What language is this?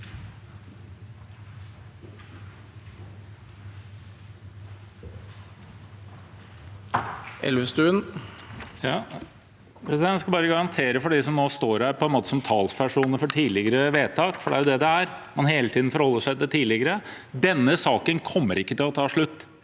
Norwegian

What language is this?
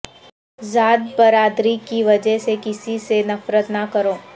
Urdu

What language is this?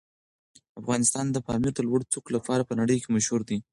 Pashto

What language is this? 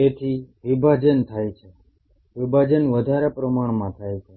Gujarati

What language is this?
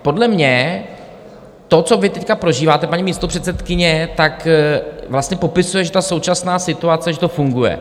Czech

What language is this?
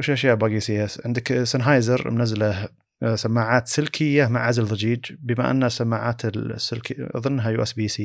Arabic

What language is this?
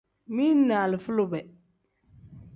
Tem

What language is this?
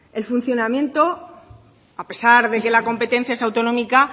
Spanish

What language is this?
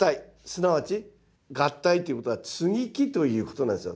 Japanese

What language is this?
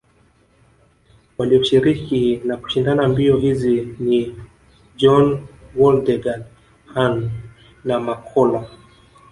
Swahili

